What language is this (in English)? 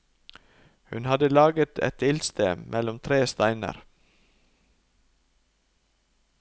Norwegian